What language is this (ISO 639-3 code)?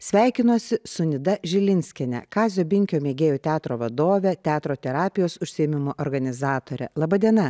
lit